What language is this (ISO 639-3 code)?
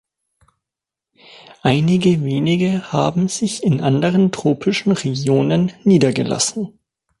deu